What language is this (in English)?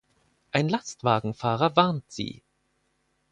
German